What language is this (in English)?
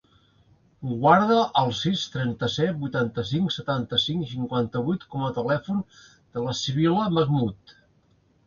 Catalan